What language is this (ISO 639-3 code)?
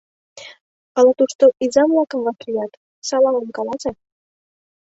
chm